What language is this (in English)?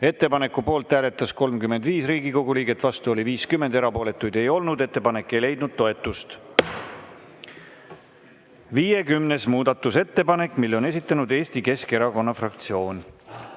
Estonian